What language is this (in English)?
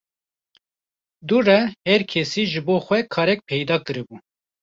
Kurdish